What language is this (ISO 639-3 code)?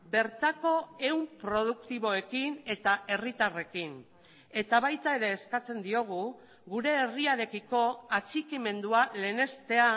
eus